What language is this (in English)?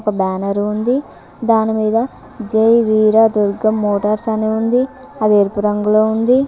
Telugu